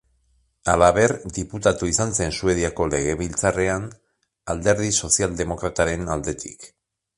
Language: Basque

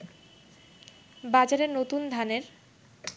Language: Bangla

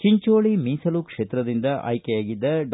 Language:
Kannada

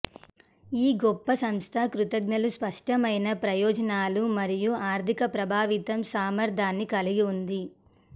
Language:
Telugu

